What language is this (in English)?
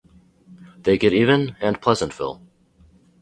English